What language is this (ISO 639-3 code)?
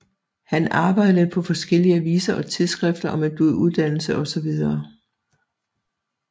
dan